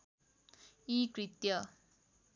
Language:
Nepali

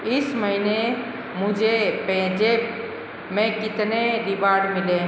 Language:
Hindi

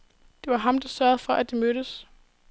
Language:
Danish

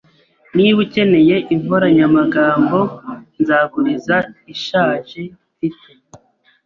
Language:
Kinyarwanda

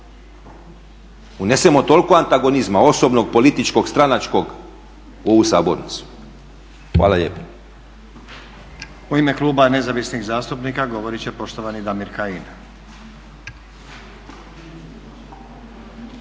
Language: Croatian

